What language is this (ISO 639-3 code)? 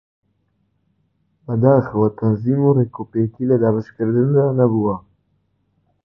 ckb